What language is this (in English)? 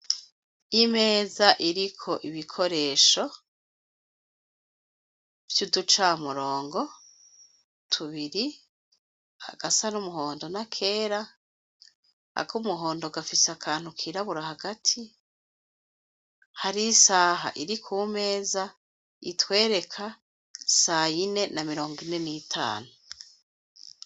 Rundi